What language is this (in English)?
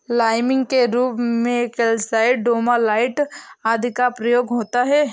Hindi